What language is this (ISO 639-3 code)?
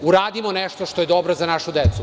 srp